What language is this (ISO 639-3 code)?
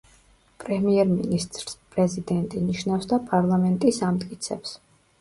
kat